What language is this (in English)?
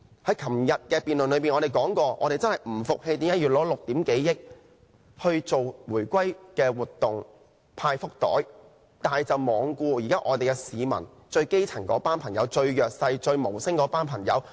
Cantonese